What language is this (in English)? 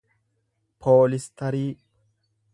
Oromo